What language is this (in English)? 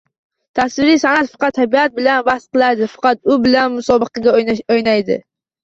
Uzbek